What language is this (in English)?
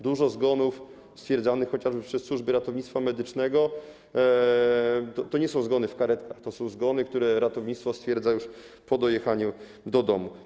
Polish